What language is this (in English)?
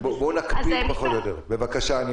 Hebrew